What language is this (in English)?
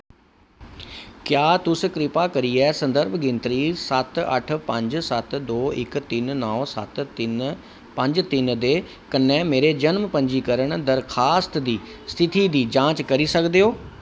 Dogri